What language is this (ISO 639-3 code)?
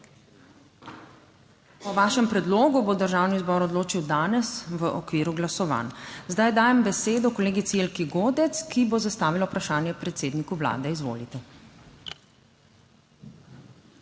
slv